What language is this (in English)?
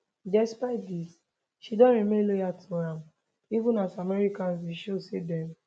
Nigerian Pidgin